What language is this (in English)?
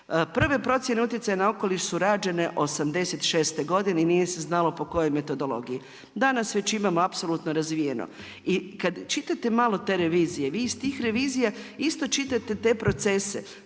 Croatian